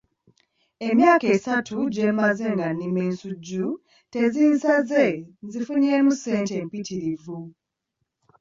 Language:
Ganda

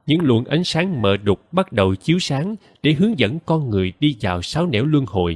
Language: Vietnamese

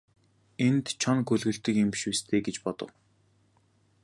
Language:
Mongolian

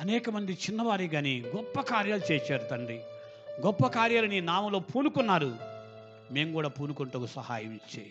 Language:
Telugu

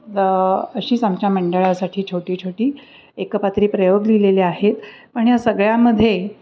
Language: Marathi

